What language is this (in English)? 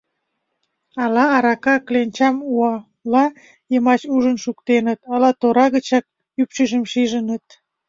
Mari